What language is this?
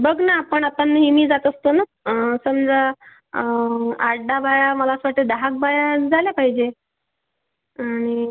Marathi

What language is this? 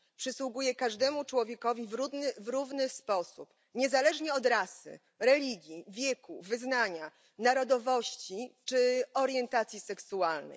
Polish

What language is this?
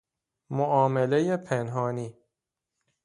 Persian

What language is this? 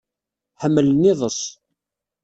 Kabyle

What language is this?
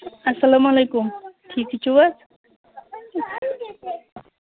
Kashmiri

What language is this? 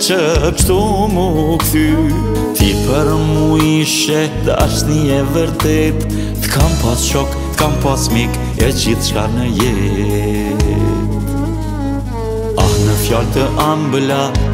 Romanian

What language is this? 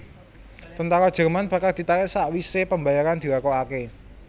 Javanese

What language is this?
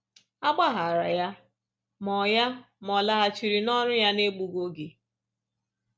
Igbo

